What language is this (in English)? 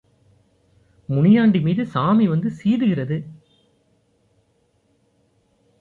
Tamil